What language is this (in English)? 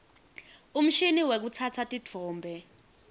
Swati